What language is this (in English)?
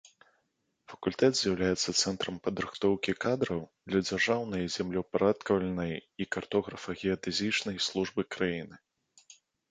Belarusian